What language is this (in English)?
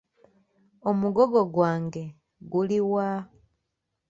Ganda